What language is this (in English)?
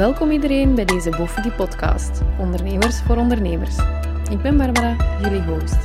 Dutch